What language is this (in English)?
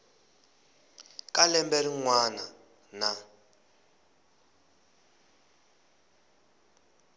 Tsonga